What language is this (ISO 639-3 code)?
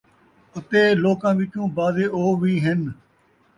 skr